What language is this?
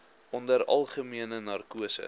Afrikaans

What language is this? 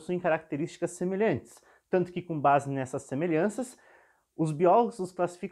Portuguese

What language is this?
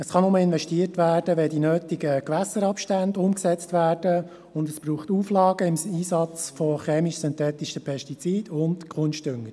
Swiss German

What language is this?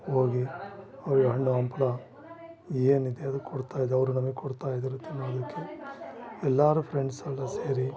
Kannada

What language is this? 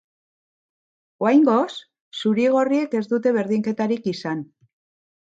Basque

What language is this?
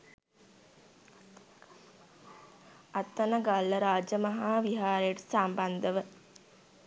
Sinhala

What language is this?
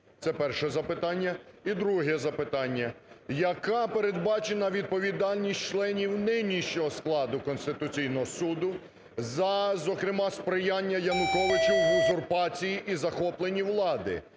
Ukrainian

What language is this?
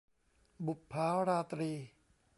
Thai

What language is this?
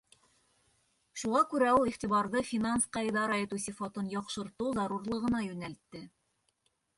Bashkir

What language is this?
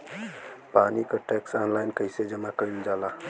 Bhojpuri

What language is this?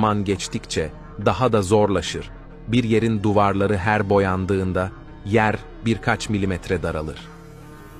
Turkish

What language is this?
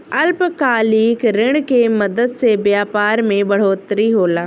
Bhojpuri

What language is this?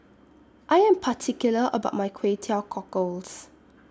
English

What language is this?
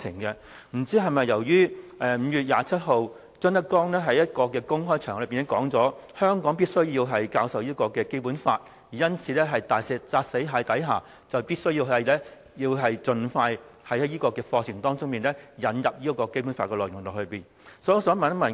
Cantonese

